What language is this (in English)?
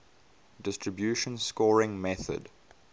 English